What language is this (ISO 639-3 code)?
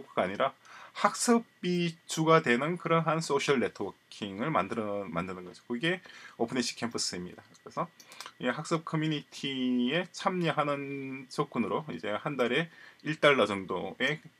kor